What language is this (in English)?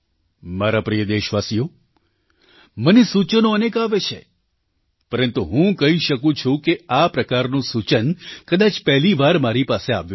Gujarati